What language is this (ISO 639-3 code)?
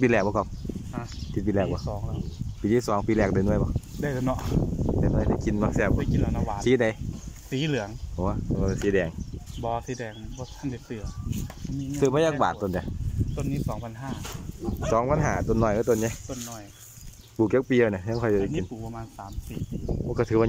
tha